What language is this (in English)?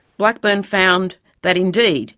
English